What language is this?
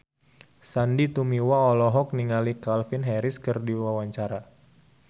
Sundanese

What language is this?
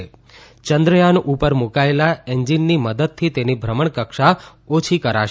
Gujarati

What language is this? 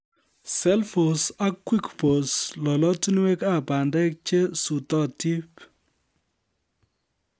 Kalenjin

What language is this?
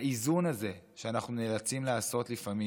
Hebrew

